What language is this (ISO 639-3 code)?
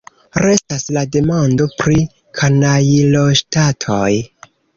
epo